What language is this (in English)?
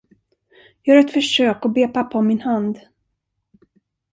Swedish